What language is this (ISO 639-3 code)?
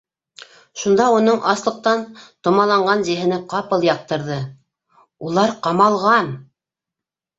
bak